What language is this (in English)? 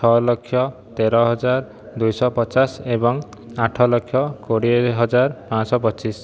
Odia